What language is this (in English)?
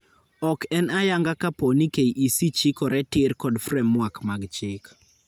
Luo (Kenya and Tanzania)